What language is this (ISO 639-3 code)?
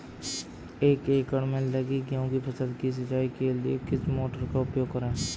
hin